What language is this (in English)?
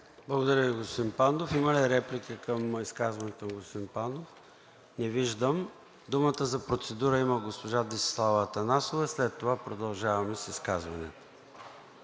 Bulgarian